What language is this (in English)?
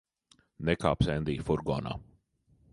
Latvian